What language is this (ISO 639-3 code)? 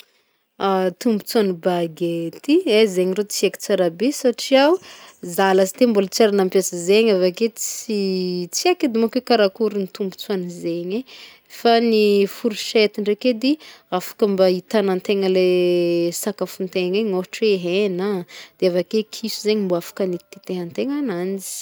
bmm